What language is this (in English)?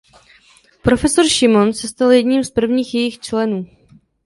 Czech